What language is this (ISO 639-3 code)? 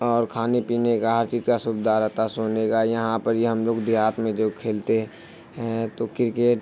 urd